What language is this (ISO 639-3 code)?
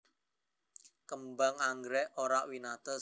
jav